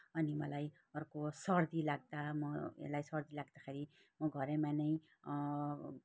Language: Nepali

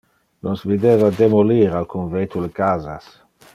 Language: Interlingua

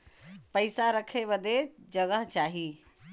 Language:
Bhojpuri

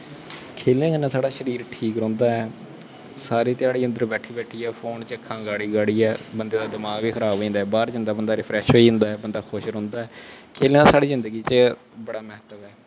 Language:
Dogri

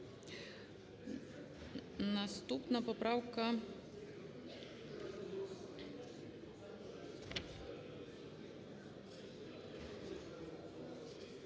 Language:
Ukrainian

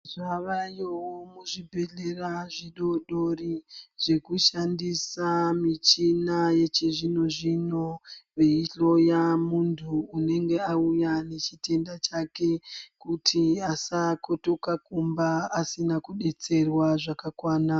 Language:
Ndau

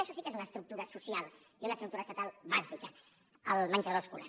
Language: Catalan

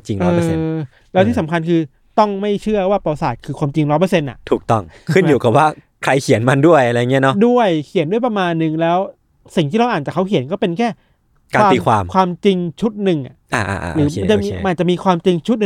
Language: Thai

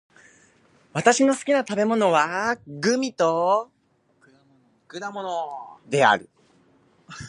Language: Japanese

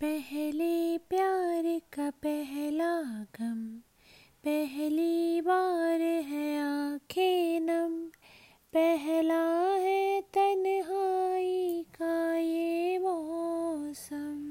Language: Hindi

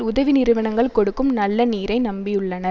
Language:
Tamil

